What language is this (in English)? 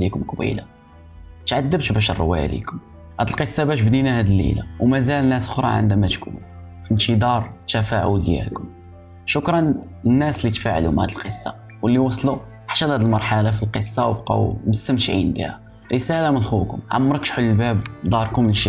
Arabic